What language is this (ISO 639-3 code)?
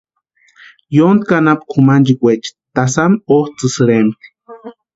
pua